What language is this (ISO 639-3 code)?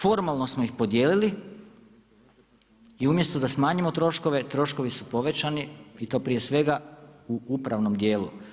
hrv